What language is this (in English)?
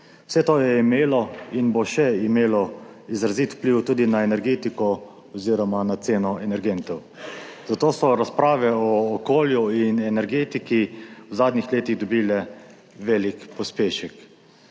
Slovenian